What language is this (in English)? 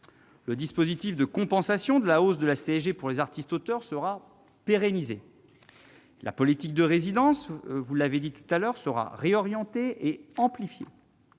French